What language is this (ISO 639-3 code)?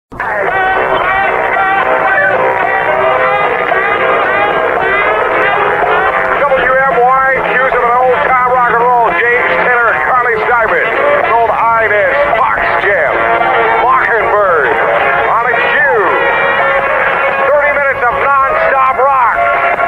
eng